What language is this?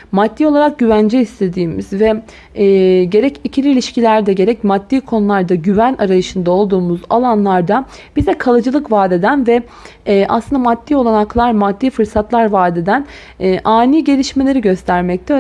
Turkish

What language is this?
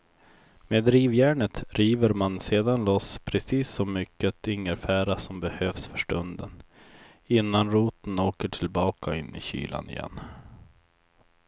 Swedish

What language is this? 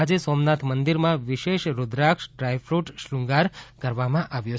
Gujarati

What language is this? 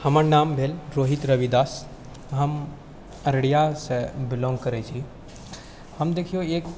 Maithili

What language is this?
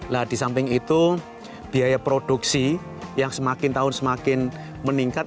Indonesian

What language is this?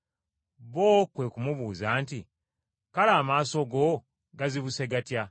Ganda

